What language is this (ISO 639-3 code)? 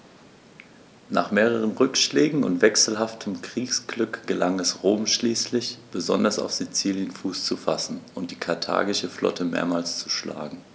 deu